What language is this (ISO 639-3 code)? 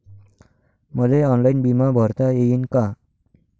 mar